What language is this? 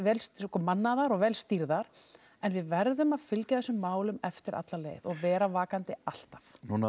Icelandic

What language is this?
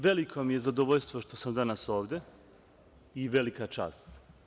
Serbian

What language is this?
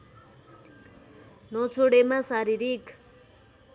Nepali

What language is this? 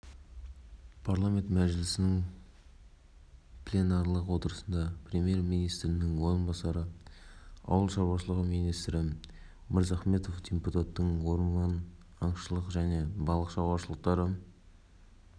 Kazakh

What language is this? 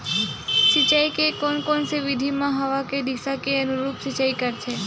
Chhattisgarhi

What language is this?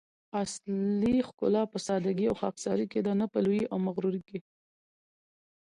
Pashto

